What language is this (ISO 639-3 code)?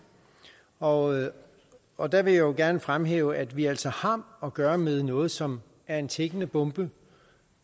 dan